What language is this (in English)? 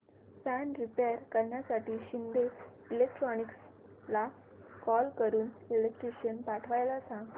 Marathi